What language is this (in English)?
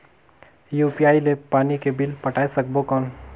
Chhattisgarhi